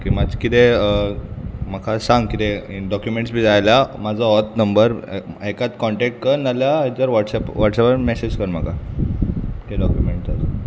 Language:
Konkani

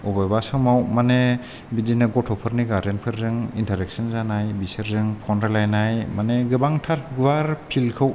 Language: Bodo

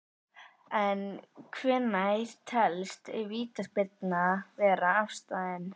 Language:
Icelandic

